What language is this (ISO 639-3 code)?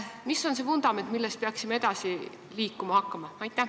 est